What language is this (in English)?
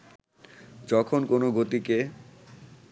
Bangla